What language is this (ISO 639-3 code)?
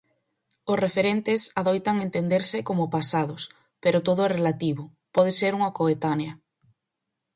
glg